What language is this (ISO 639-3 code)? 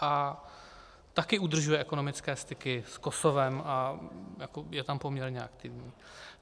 ces